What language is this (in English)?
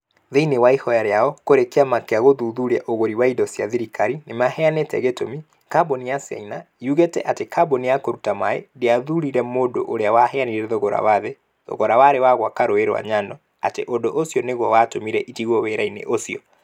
Kikuyu